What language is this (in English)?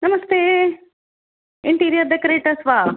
Sanskrit